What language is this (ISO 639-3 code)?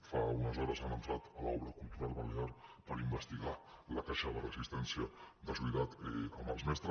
cat